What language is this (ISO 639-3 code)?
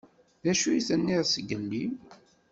kab